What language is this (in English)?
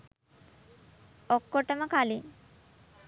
Sinhala